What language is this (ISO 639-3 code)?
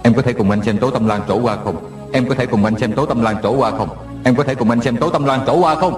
vie